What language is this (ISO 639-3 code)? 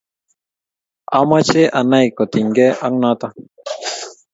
kln